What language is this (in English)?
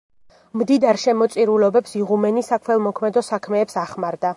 Georgian